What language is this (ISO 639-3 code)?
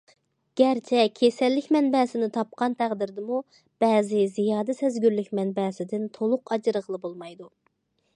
uig